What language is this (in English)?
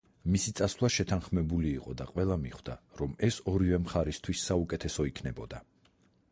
Georgian